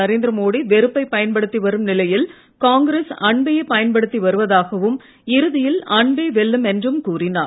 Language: Tamil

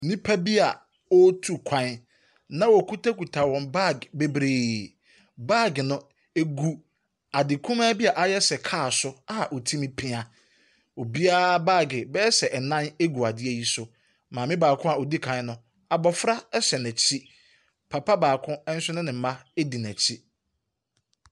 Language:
Akan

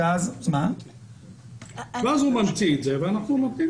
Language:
Hebrew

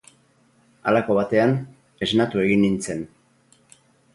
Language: Basque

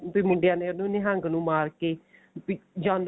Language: Punjabi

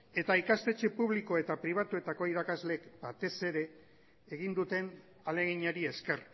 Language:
Basque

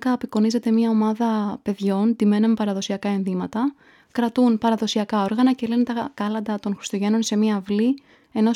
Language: Greek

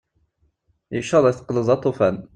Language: Kabyle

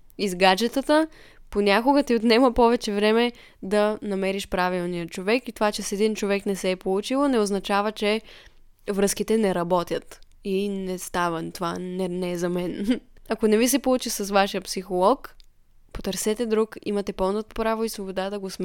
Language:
Bulgarian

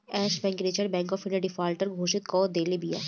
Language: Bhojpuri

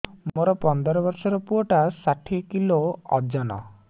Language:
Odia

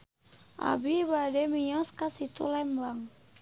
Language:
Sundanese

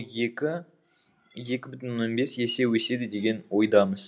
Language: Kazakh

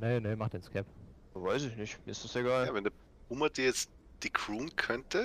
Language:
German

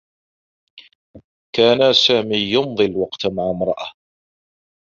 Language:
Arabic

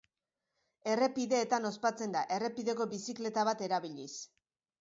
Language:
Basque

